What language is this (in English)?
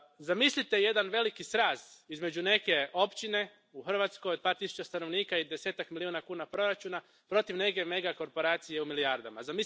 Croatian